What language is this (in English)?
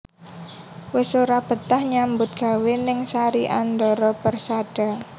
Javanese